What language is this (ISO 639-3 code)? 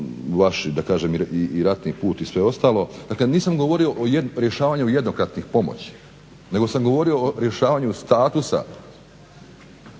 hrv